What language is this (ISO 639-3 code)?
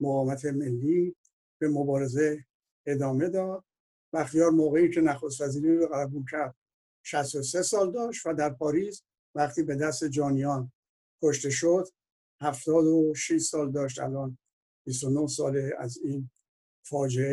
fas